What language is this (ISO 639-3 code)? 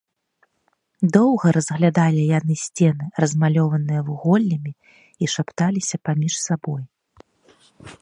bel